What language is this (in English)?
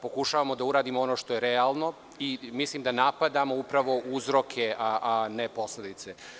Serbian